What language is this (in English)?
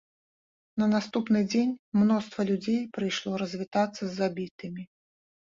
Belarusian